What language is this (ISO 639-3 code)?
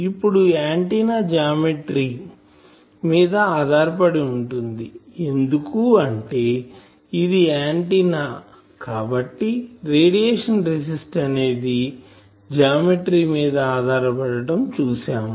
tel